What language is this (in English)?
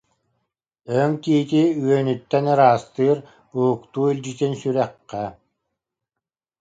Yakut